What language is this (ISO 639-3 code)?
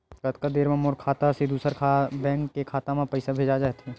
hne